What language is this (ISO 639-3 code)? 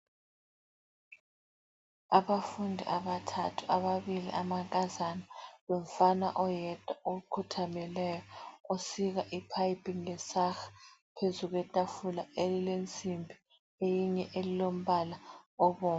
nde